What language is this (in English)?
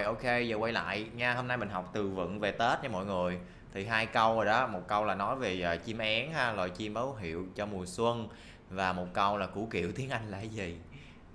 Vietnamese